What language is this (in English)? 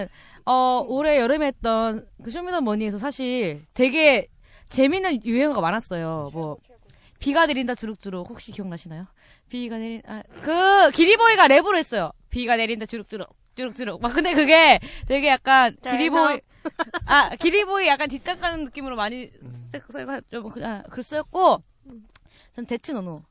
Korean